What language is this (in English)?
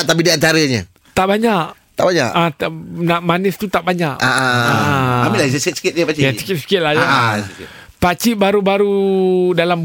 Malay